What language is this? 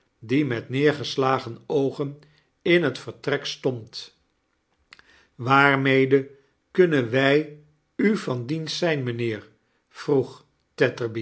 Dutch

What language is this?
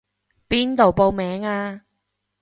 Cantonese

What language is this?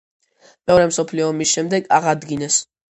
Georgian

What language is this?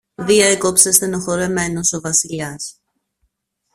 Greek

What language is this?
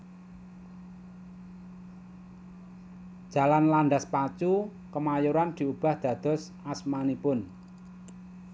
Javanese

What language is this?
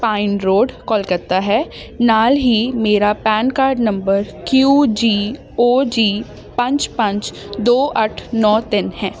Punjabi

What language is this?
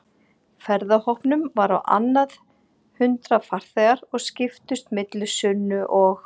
Icelandic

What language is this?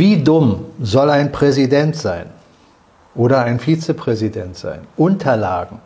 German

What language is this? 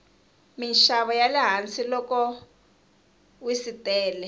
Tsonga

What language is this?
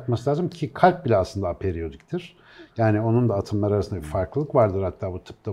Turkish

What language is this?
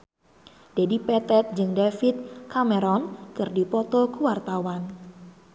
Sundanese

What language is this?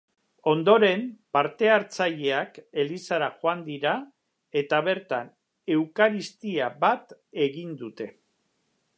Basque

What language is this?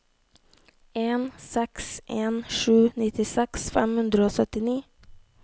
Norwegian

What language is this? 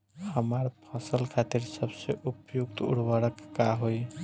Bhojpuri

